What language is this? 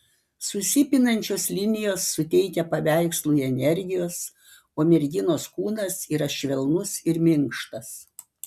Lithuanian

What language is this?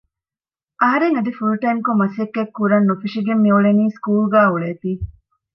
Divehi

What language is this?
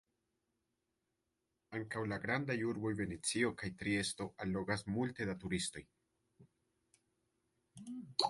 Esperanto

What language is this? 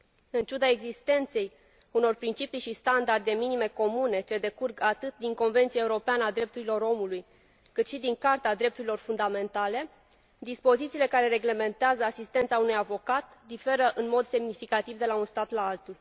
Romanian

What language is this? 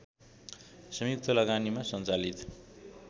Nepali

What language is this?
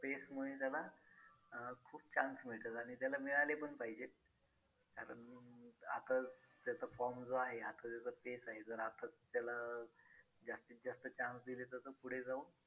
Marathi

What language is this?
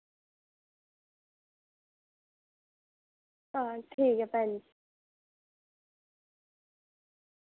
Dogri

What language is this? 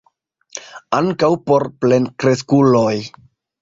Esperanto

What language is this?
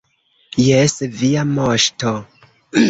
Esperanto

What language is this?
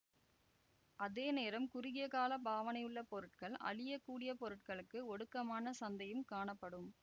Tamil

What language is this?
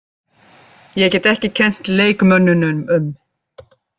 Icelandic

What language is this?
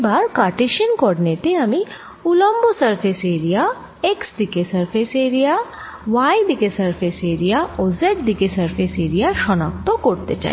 Bangla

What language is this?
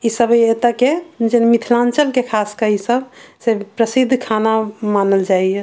Maithili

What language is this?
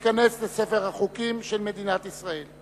Hebrew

